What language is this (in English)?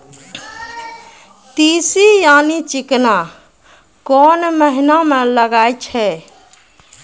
Maithili